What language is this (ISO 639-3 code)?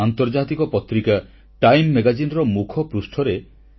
ori